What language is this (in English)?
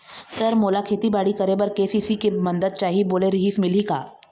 Chhattisgarhi